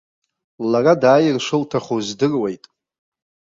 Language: Abkhazian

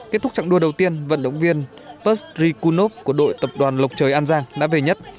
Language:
Vietnamese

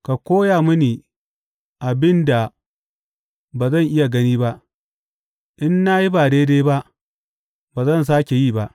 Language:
Hausa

